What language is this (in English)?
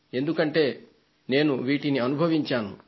Telugu